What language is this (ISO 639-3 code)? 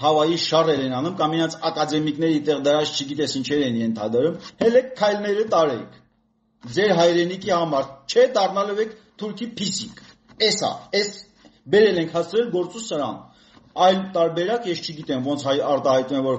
ron